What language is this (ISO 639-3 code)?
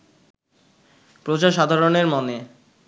ben